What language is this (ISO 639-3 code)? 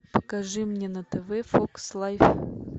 rus